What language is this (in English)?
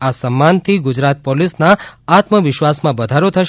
Gujarati